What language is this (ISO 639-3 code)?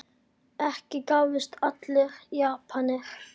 isl